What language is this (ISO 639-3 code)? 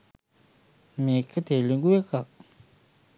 sin